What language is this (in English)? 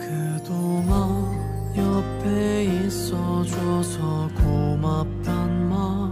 Korean